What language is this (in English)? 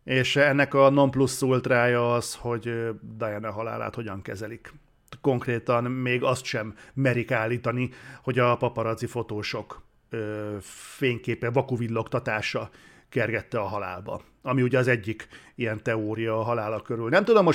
Hungarian